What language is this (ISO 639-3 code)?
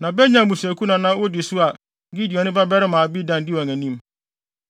aka